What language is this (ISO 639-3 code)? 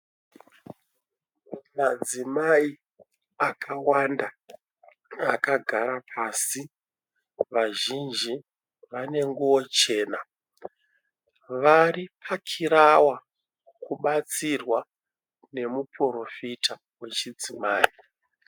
sna